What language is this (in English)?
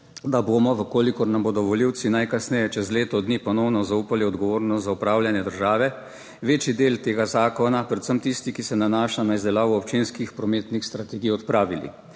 Slovenian